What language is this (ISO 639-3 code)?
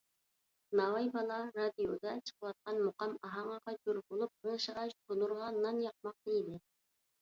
uig